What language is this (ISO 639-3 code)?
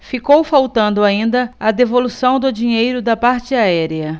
por